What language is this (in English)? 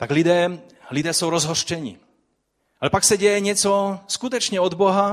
Czech